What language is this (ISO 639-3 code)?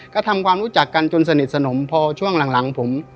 tha